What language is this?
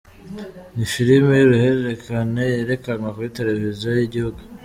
Kinyarwanda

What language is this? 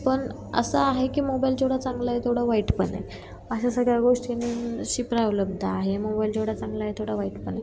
Marathi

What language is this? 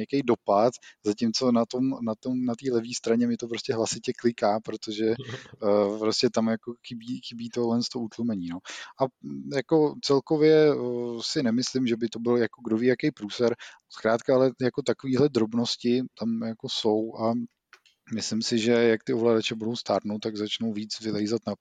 Czech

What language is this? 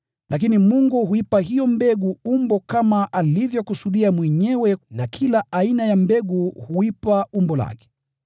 Swahili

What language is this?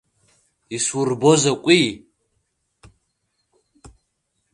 Abkhazian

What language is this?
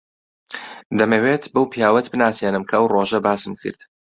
Central Kurdish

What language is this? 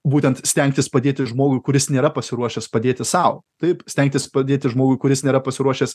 Lithuanian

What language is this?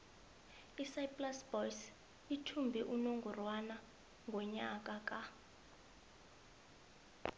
South Ndebele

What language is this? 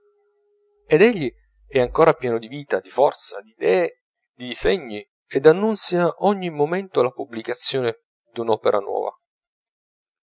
Italian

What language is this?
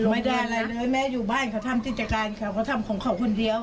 Thai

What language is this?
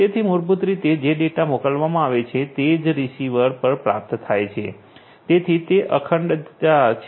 Gujarati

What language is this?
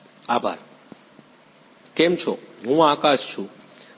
Gujarati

